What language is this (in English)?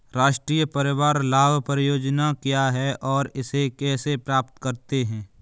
Hindi